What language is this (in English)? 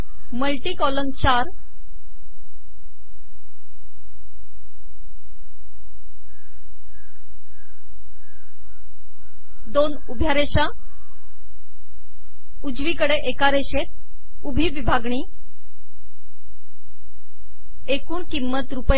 Marathi